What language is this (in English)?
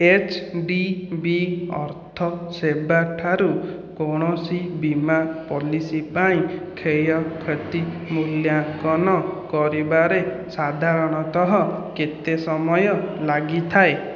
Odia